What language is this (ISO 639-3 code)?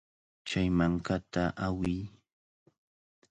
qvl